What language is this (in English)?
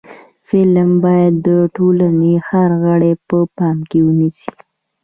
Pashto